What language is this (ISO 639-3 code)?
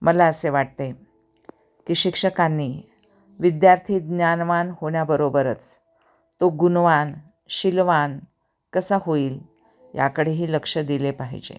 mar